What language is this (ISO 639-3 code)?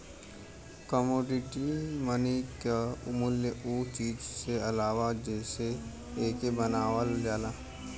bho